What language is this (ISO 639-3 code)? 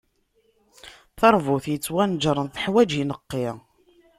kab